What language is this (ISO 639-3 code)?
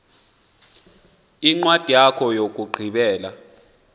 xho